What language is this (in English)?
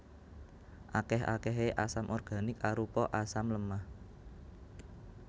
Javanese